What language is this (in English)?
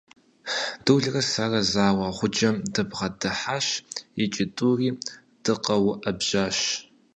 Kabardian